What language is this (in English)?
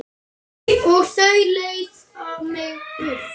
Icelandic